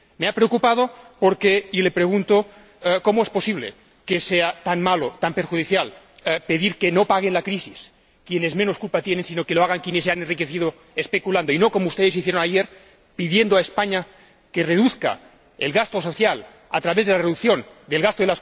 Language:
Spanish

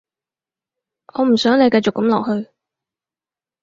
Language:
Cantonese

